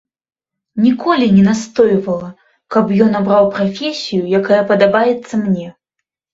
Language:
Belarusian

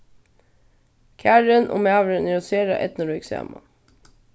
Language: Faroese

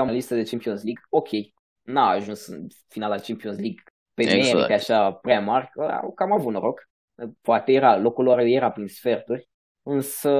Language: Romanian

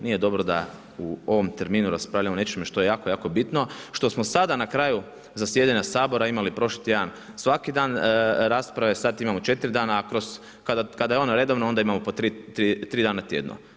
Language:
Croatian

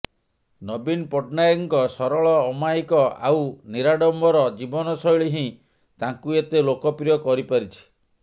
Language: Odia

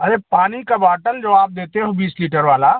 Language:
Hindi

